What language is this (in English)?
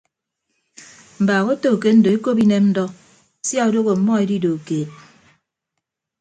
Ibibio